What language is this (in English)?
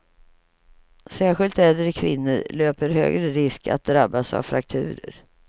Swedish